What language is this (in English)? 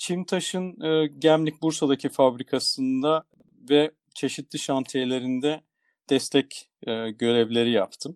Turkish